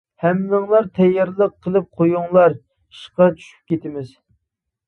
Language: Uyghur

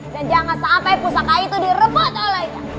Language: Indonesian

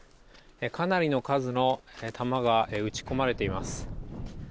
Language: Japanese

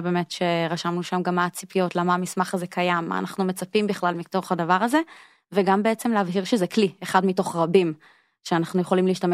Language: Hebrew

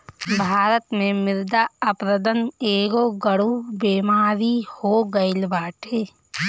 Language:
Bhojpuri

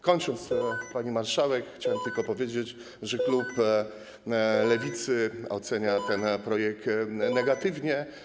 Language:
Polish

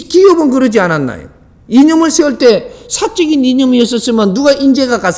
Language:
Korean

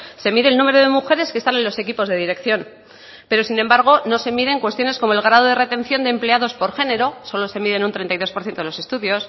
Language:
Spanish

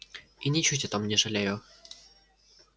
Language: Russian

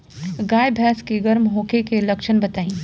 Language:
Bhojpuri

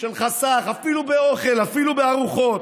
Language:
Hebrew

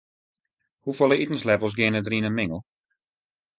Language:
Western Frisian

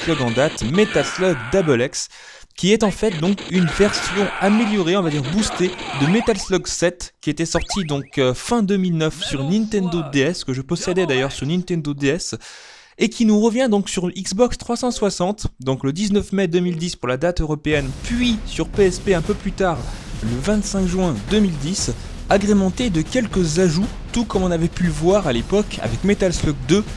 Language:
French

